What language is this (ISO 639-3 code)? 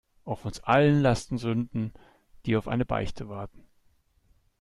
deu